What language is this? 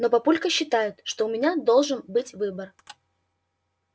Russian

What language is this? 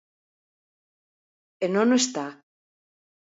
Galician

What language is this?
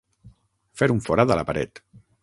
Catalan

